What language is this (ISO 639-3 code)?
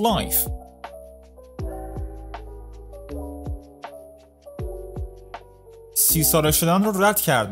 fas